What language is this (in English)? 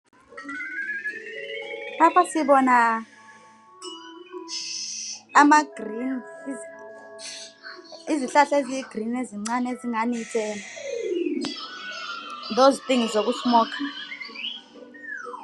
North Ndebele